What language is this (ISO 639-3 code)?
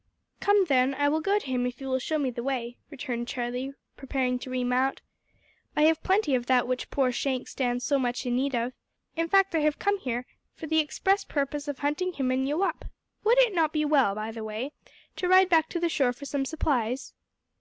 eng